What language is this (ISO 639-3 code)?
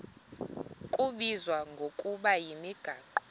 xho